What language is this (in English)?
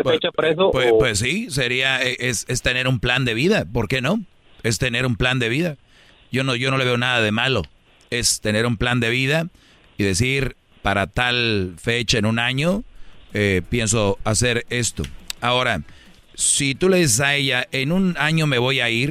Spanish